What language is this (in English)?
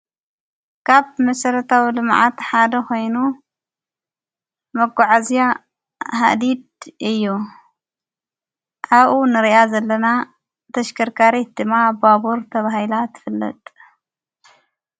Tigrinya